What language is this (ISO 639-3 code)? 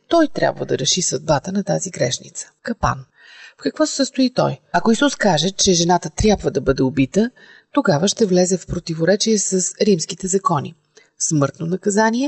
bul